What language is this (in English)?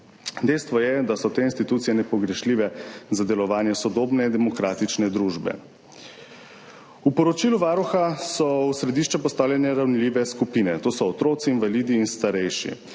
Slovenian